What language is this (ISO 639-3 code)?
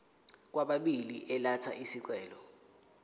zul